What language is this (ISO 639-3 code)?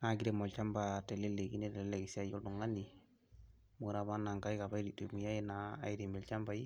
mas